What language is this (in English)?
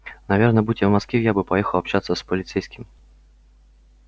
Russian